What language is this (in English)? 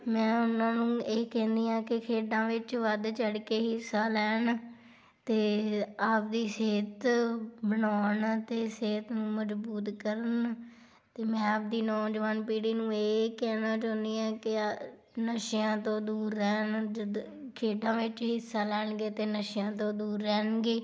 Punjabi